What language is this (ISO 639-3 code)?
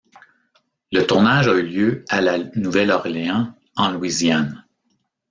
fra